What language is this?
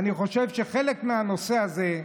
Hebrew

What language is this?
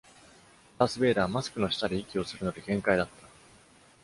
Japanese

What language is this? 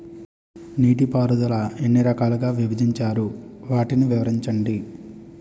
Telugu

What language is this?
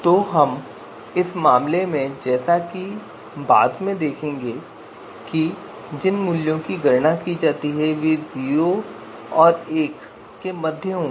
Hindi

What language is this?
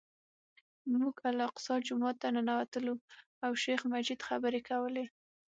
Pashto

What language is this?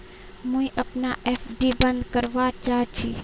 Magahi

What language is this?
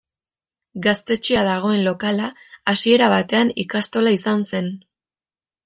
Basque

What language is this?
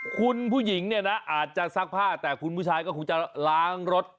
Thai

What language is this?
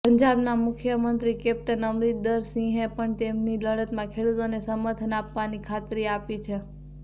Gujarati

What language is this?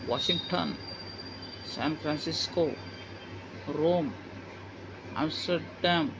Kannada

